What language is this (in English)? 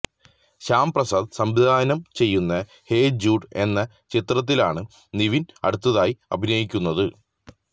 Malayalam